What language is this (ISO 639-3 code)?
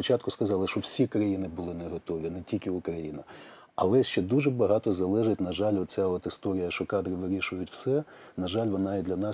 ukr